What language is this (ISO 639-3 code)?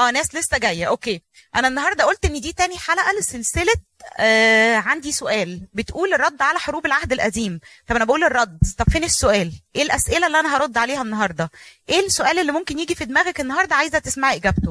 ara